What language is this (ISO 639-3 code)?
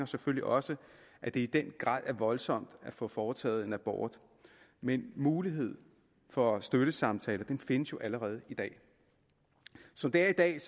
dan